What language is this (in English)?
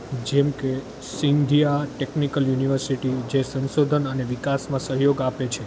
Gujarati